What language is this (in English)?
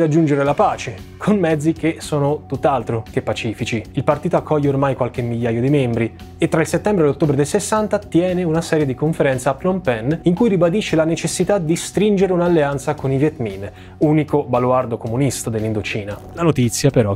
Italian